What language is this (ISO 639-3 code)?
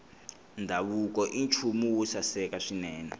tso